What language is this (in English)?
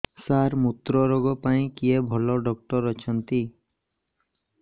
Odia